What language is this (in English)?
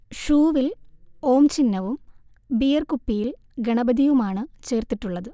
Malayalam